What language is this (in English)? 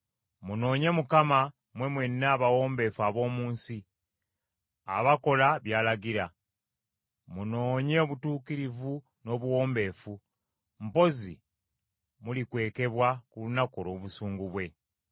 Ganda